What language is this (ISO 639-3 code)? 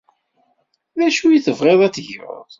kab